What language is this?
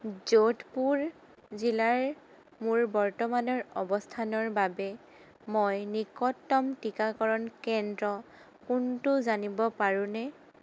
Assamese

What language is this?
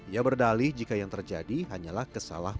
Indonesian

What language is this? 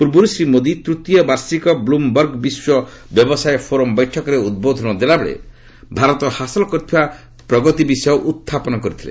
Odia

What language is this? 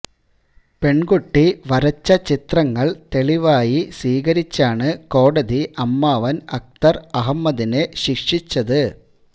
Malayalam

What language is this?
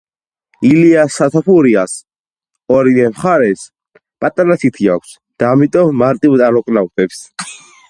Georgian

